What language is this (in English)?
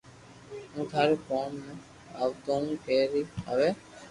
Loarki